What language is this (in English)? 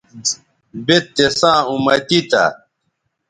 Bateri